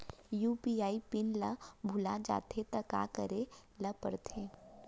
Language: Chhattisgarhi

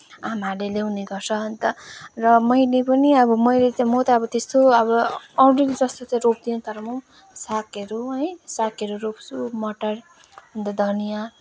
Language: Nepali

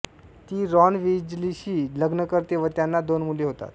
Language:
Marathi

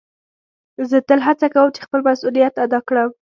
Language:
Pashto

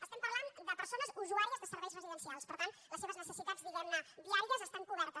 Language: Catalan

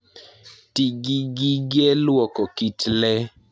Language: Luo (Kenya and Tanzania)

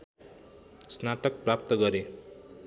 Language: Nepali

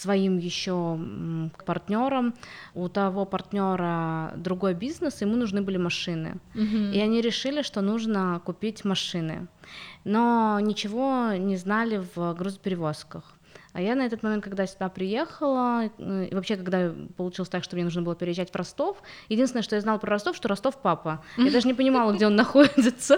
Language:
Russian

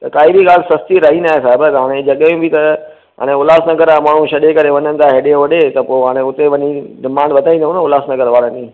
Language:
Sindhi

